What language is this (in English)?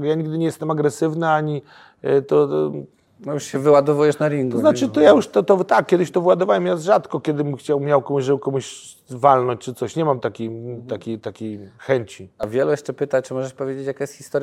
Polish